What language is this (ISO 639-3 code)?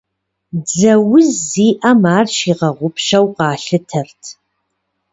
kbd